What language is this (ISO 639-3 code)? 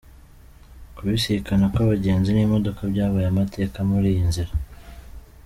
kin